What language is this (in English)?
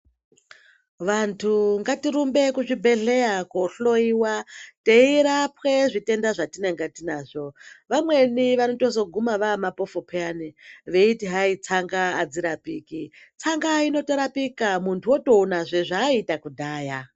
Ndau